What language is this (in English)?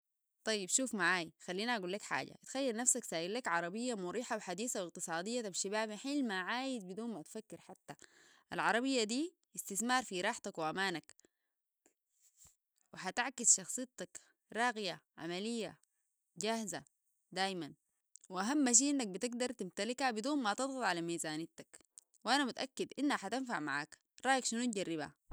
Sudanese Arabic